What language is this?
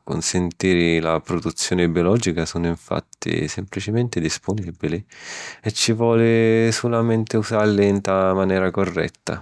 Sicilian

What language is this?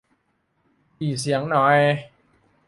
Thai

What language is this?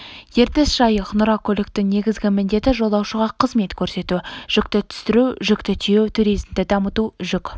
Kazakh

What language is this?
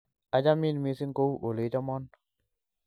Kalenjin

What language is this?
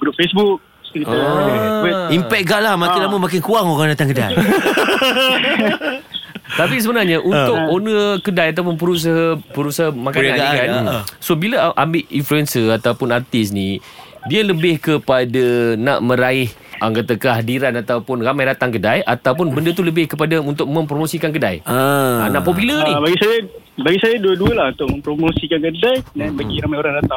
Malay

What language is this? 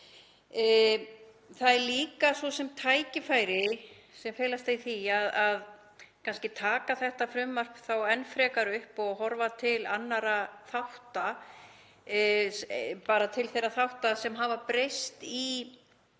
Icelandic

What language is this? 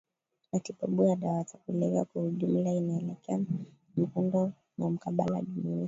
Swahili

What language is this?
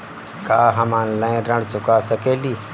Bhojpuri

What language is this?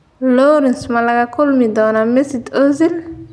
Somali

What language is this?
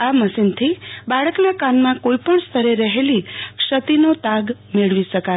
Gujarati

